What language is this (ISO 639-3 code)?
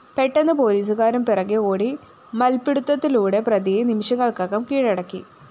mal